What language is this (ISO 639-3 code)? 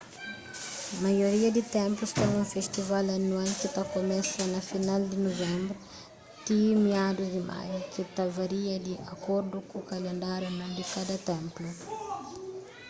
kea